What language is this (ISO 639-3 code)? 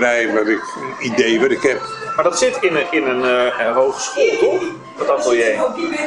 nld